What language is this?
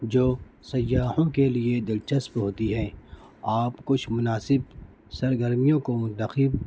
Urdu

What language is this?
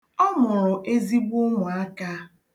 Igbo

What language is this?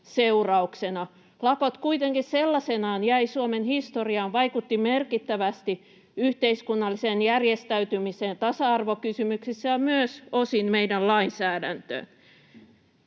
Finnish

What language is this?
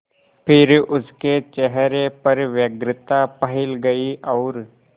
Hindi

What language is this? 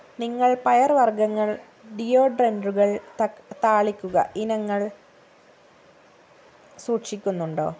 Malayalam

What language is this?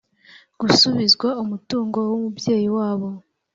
Kinyarwanda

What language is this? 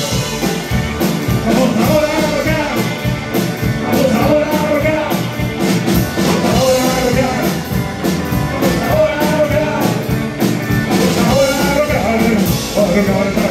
Arabic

